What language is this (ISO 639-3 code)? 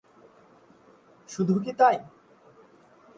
ben